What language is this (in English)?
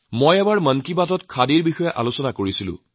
Assamese